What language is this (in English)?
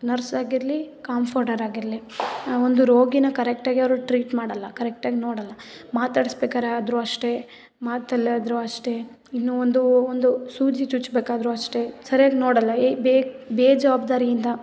Kannada